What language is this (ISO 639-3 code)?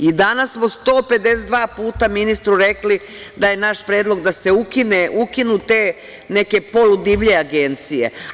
srp